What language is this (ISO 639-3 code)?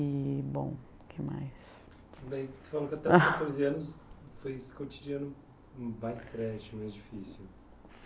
por